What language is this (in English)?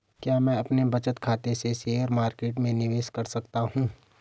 Hindi